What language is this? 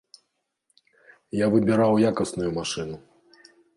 Belarusian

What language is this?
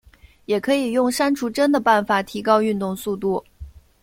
Chinese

